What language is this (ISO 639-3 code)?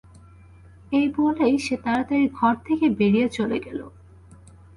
ben